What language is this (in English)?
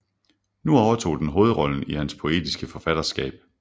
Danish